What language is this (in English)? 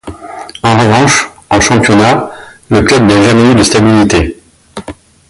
French